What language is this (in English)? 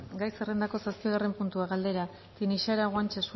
Basque